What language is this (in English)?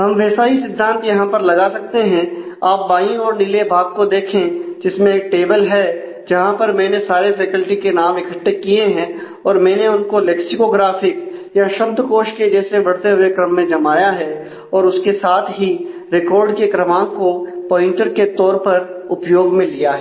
Hindi